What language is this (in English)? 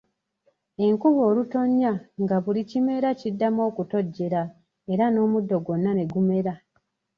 Ganda